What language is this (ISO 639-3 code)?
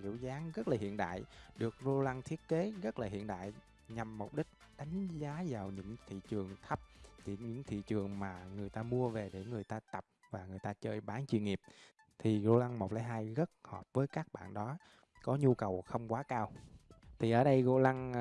vie